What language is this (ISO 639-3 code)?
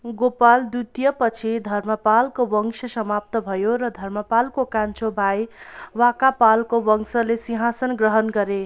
nep